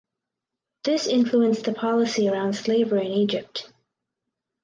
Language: English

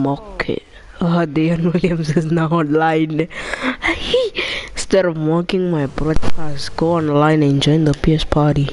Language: English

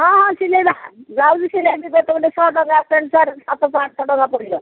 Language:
Odia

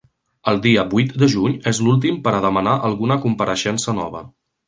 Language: Catalan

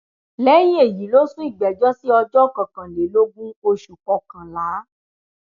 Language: Yoruba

